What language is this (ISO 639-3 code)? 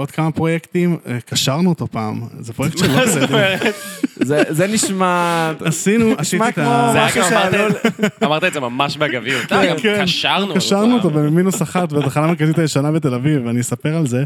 heb